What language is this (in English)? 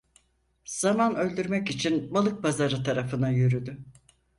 Turkish